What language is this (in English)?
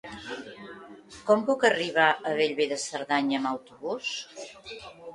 Catalan